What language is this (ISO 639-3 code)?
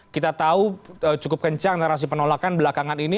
ind